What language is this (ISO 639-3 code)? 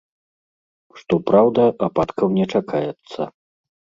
bel